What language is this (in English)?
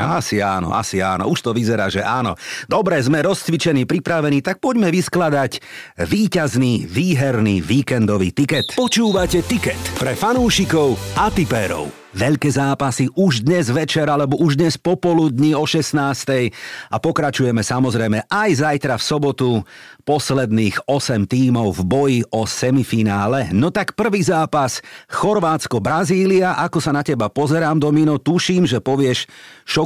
Slovak